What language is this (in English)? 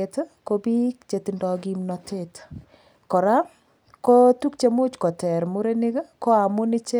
Kalenjin